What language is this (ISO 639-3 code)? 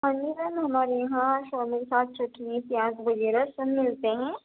urd